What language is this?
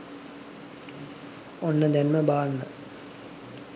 Sinhala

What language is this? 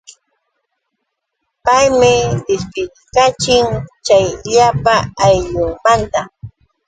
Yauyos Quechua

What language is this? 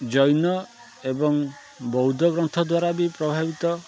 Odia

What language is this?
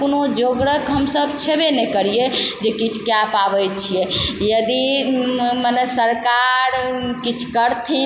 Maithili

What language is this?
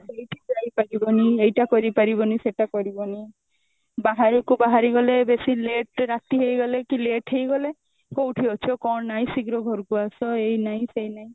Odia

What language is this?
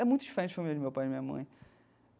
Portuguese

